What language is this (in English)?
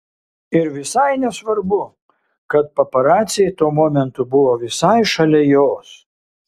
Lithuanian